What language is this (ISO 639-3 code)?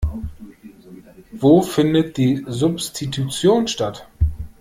deu